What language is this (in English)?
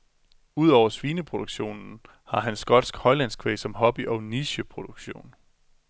Danish